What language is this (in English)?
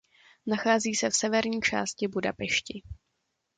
Czech